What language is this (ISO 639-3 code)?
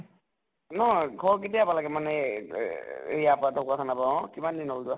asm